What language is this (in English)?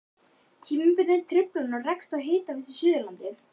Icelandic